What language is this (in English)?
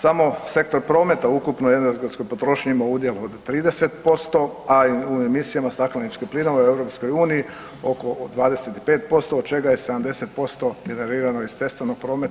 Croatian